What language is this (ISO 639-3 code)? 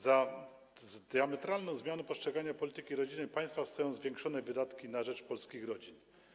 pol